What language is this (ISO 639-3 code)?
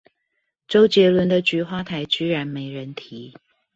zho